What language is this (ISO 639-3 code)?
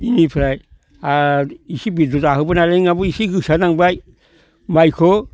brx